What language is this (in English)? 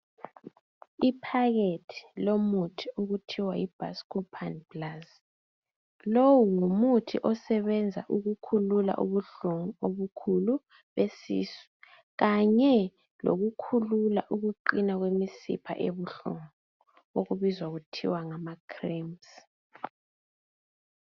North Ndebele